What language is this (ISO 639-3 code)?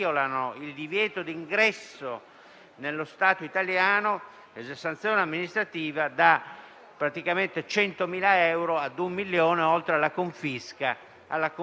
ita